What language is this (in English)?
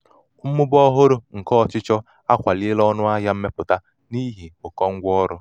Igbo